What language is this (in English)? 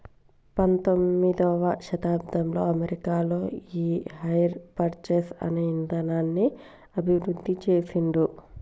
Telugu